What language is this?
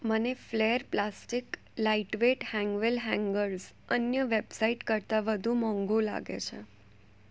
Gujarati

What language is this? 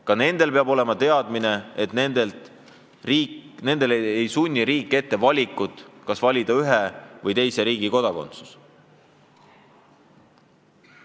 Estonian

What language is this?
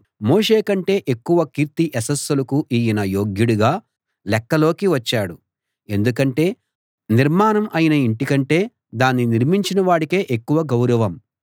Telugu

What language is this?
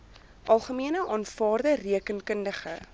Afrikaans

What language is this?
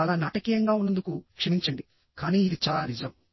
Telugu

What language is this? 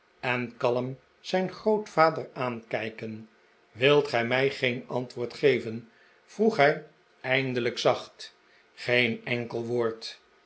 Dutch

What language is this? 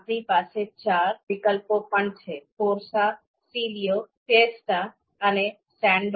Gujarati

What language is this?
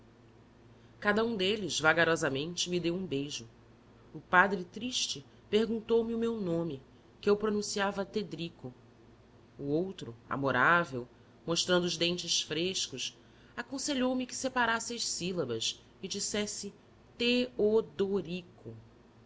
Portuguese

